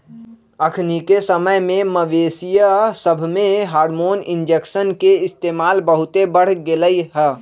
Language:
Magahi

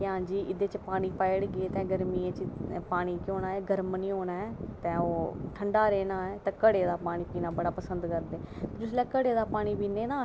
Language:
Dogri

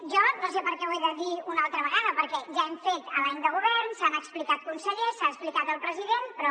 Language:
Catalan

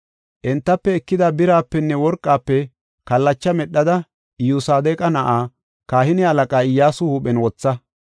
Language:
Gofa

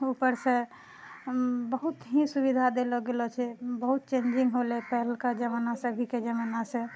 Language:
Maithili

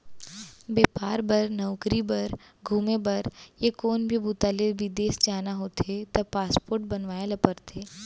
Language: Chhattisgarhi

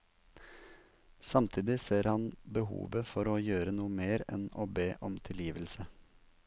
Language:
Norwegian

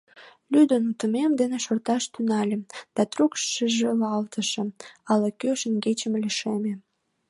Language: Mari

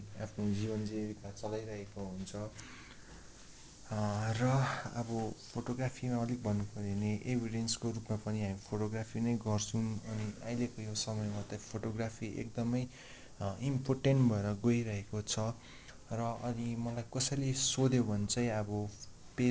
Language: Nepali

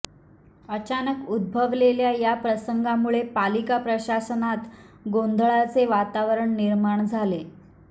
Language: Marathi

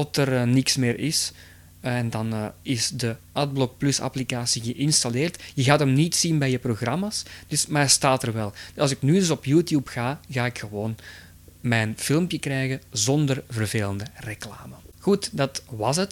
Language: Dutch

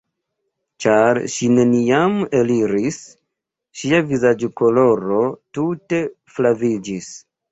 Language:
Esperanto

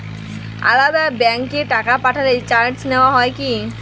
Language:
Bangla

